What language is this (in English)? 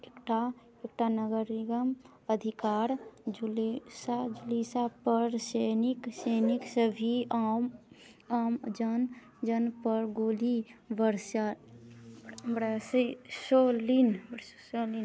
Maithili